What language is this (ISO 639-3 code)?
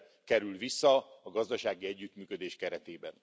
hun